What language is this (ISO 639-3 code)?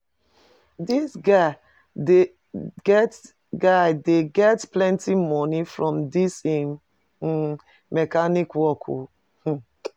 pcm